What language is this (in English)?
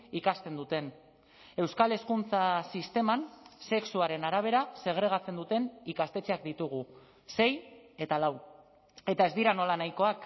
Basque